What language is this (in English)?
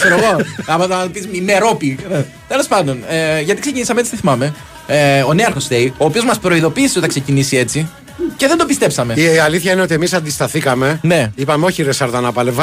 Greek